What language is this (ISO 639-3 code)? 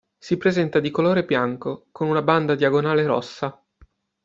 ita